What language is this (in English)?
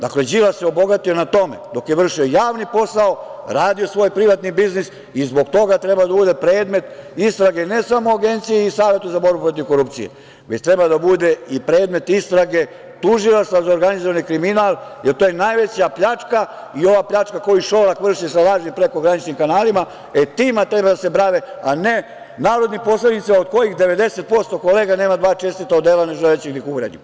Serbian